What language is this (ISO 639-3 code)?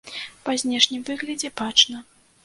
bel